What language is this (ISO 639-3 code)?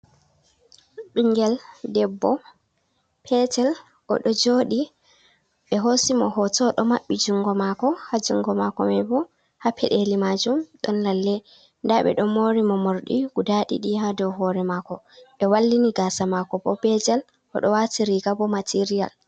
ful